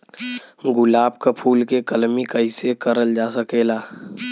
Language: Bhojpuri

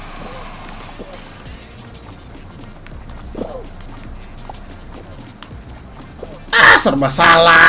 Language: Indonesian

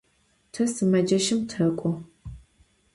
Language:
Adyghe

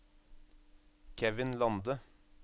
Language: Norwegian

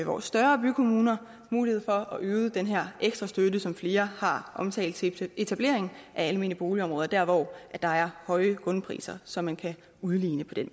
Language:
Danish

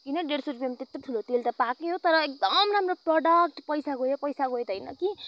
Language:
Nepali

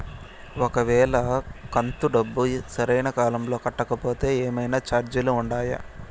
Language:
Telugu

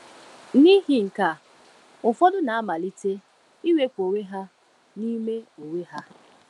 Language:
Igbo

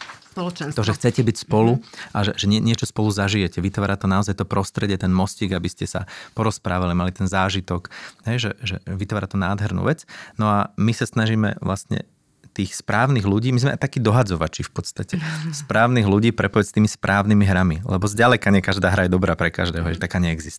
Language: Slovak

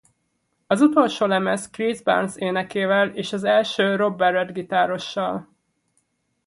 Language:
Hungarian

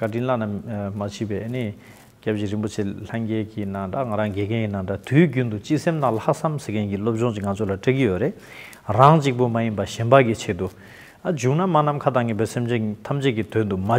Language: Turkish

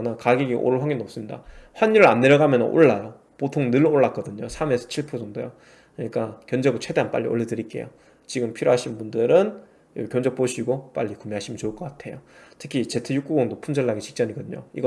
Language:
Korean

